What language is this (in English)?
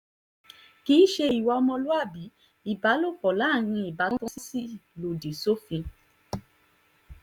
Yoruba